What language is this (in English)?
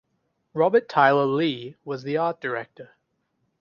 English